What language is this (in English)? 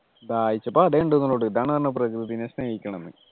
Malayalam